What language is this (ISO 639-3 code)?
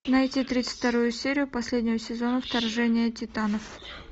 rus